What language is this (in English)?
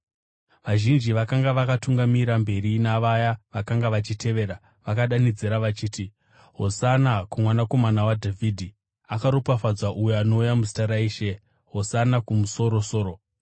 Shona